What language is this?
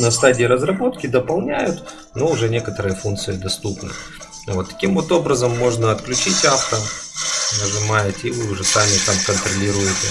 Russian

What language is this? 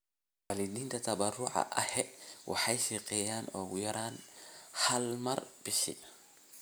Somali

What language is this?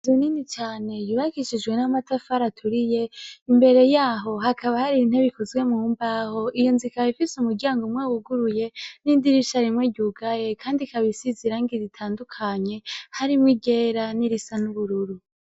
Rundi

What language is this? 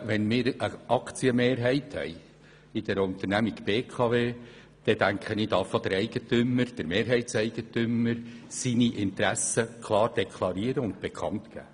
Swiss German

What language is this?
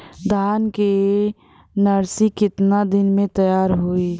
Bhojpuri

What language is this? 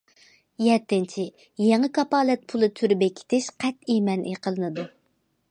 Uyghur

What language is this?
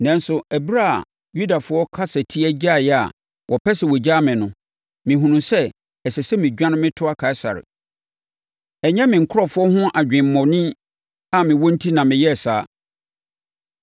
Akan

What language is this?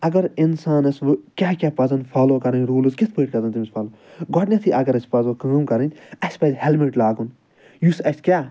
Kashmiri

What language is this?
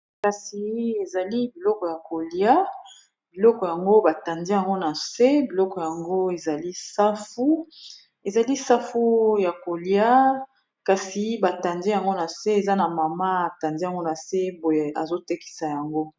Lingala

